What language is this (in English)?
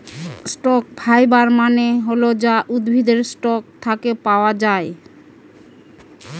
Bangla